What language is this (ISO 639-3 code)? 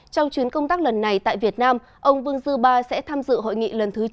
vie